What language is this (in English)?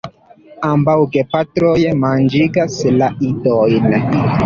Esperanto